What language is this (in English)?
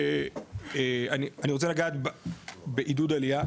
Hebrew